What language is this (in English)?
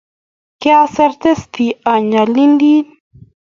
Kalenjin